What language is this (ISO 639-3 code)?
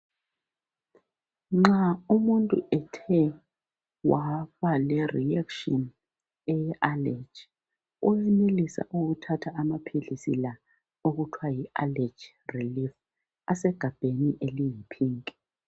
nde